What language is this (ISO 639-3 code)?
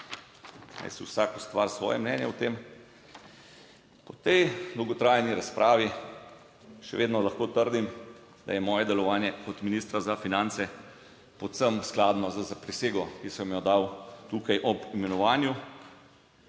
slv